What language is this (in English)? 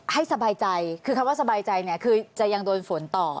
Thai